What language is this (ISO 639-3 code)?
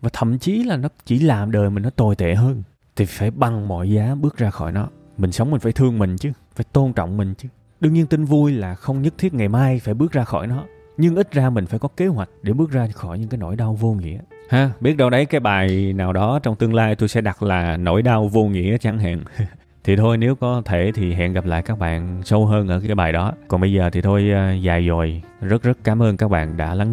vie